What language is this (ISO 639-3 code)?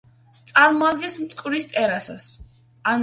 kat